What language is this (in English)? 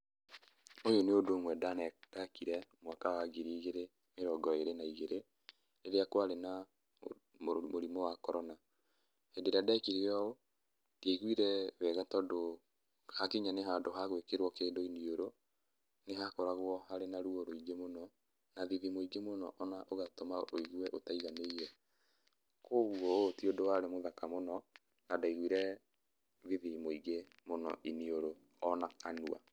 Kikuyu